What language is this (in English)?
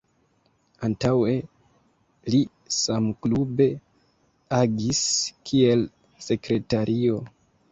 Esperanto